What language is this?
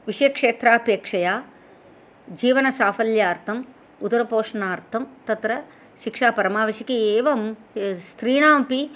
Sanskrit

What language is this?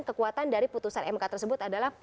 Indonesian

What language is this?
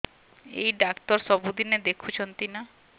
Odia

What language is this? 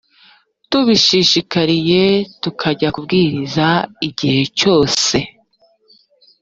Kinyarwanda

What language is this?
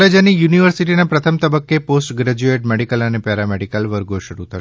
Gujarati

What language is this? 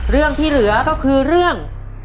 Thai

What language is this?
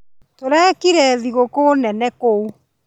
Kikuyu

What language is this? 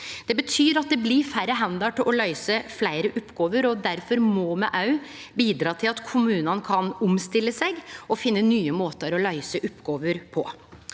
Norwegian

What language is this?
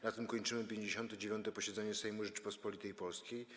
Polish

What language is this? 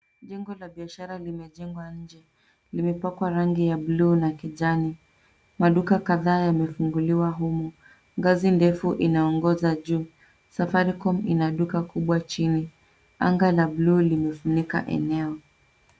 Swahili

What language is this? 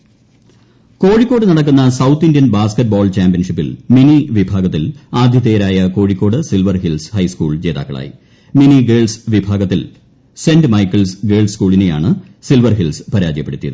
Malayalam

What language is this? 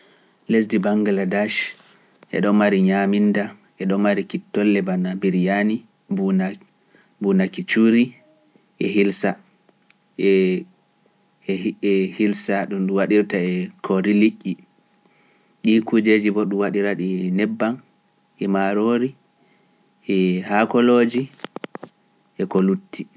Pular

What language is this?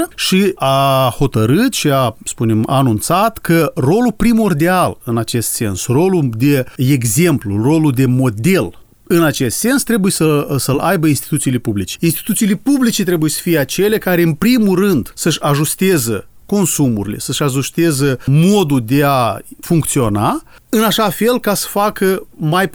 Romanian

